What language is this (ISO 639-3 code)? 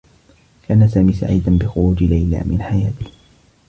ara